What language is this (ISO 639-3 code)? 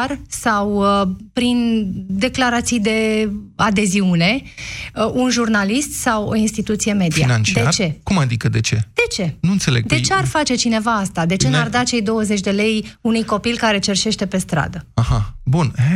ron